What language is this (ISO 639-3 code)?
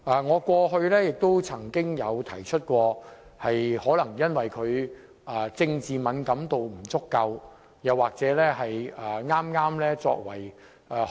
yue